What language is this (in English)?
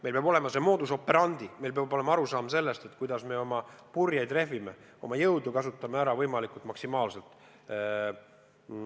Estonian